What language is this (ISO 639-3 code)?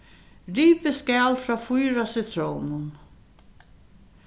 fao